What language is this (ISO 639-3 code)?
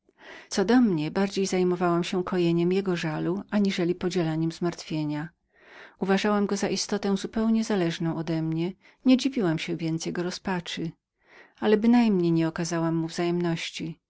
pol